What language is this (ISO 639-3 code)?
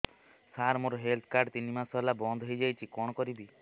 ori